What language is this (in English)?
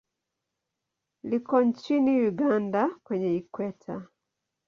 Swahili